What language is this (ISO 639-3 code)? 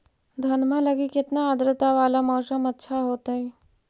mag